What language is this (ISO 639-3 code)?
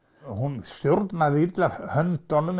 isl